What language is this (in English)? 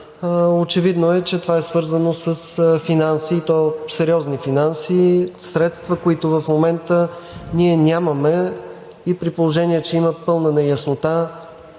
Bulgarian